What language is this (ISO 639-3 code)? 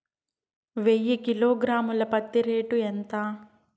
tel